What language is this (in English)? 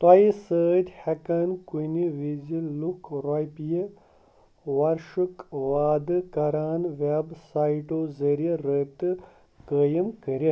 Kashmiri